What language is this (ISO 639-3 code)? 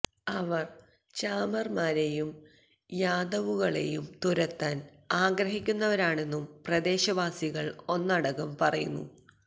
mal